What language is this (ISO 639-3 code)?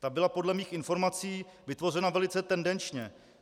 ces